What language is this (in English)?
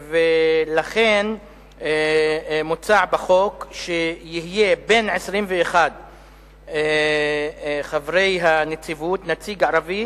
Hebrew